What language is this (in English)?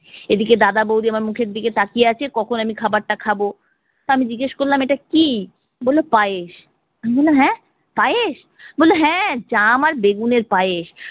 Bangla